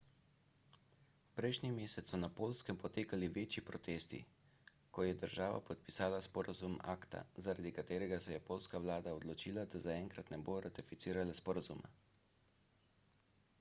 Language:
Slovenian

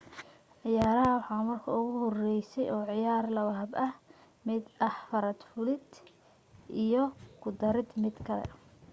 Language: Somali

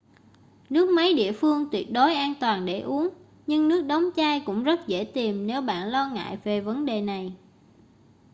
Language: Vietnamese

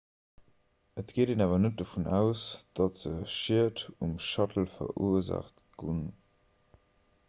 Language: Luxembourgish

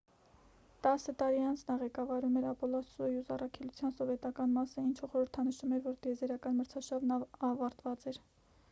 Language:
Armenian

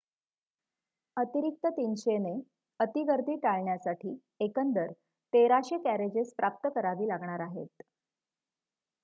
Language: Marathi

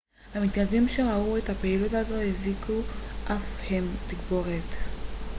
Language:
Hebrew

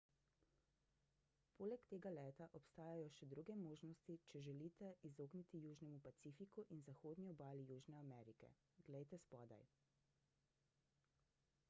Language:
Slovenian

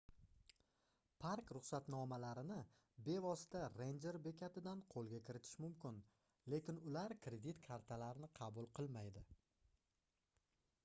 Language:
Uzbek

